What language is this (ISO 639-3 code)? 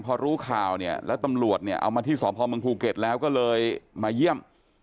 tha